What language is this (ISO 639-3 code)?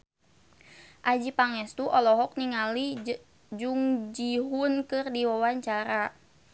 sun